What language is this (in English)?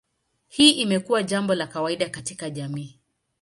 Swahili